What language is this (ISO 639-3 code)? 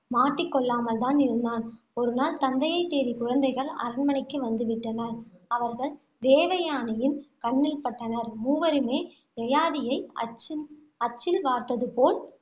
tam